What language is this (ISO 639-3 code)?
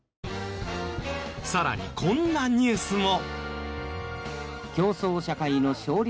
jpn